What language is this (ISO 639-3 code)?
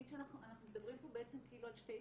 heb